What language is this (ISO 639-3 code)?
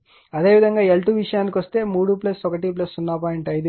tel